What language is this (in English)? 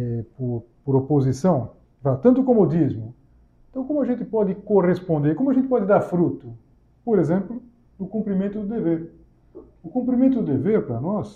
Portuguese